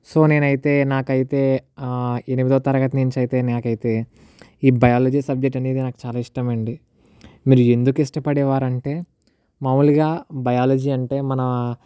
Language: Telugu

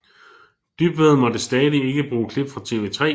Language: Danish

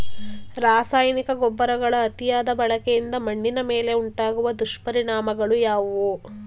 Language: Kannada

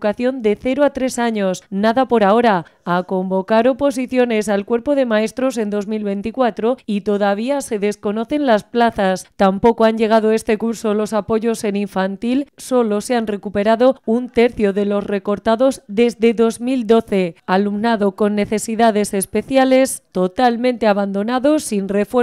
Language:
Spanish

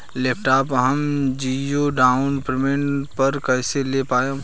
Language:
Bhojpuri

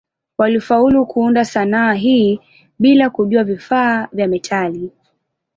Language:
Swahili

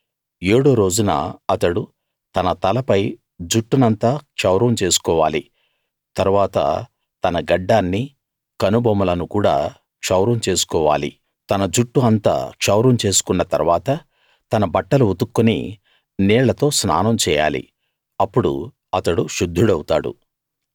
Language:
Telugu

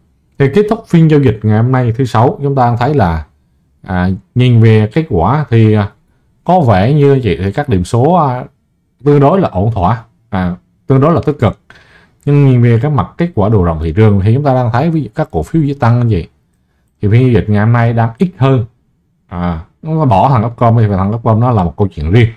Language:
Vietnamese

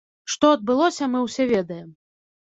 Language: Belarusian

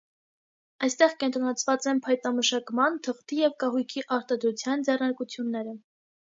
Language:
Armenian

